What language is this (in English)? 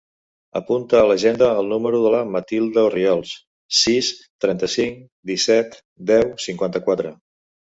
Catalan